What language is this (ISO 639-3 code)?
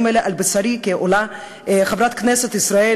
heb